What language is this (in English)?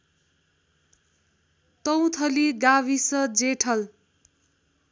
Nepali